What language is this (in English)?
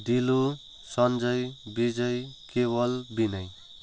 Nepali